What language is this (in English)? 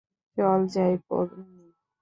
Bangla